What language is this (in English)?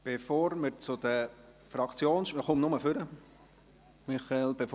Swiss German